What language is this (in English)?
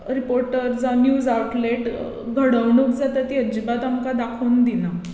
Konkani